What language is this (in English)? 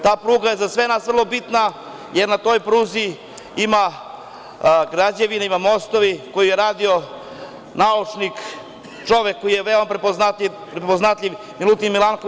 Serbian